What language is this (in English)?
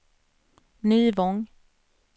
Swedish